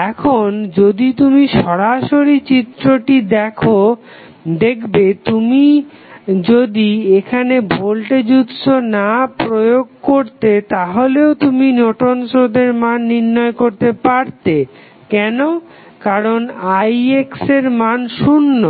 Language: Bangla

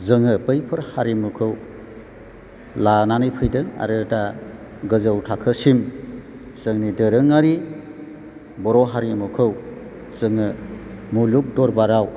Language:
Bodo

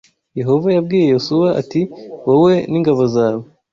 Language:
Kinyarwanda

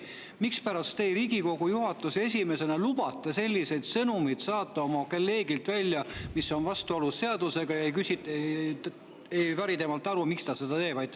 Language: Estonian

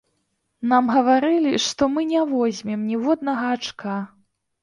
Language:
Belarusian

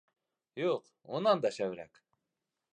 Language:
Bashkir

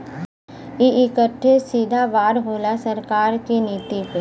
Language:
Bhojpuri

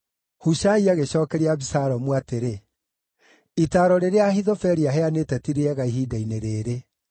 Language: Kikuyu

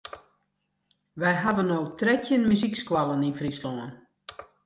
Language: Western Frisian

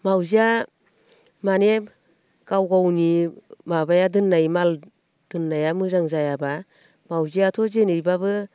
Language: Bodo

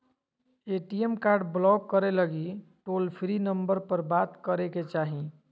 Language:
Magahi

